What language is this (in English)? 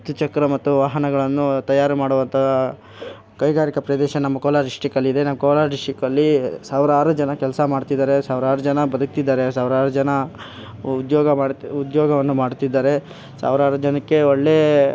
Kannada